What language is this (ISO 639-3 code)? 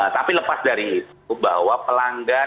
ind